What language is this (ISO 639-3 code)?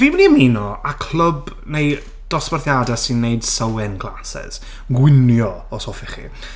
cym